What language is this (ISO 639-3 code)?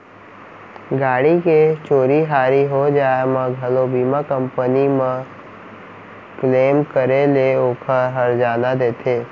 hne